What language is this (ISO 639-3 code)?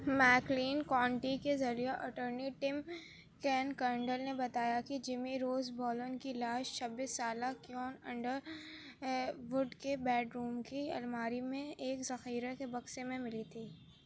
urd